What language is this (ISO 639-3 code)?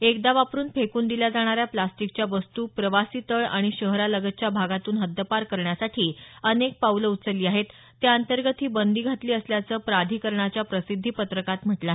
mar